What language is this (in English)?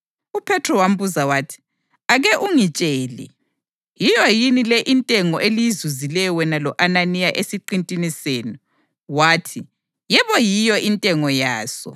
North Ndebele